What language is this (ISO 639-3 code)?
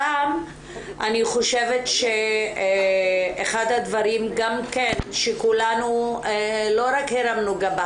heb